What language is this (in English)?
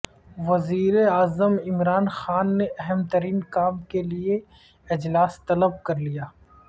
Urdu